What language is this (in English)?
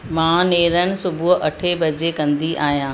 Sindhi